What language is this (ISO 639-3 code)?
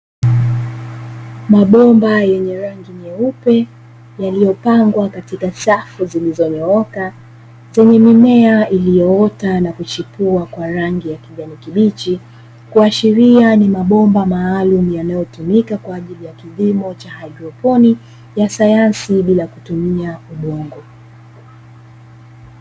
swa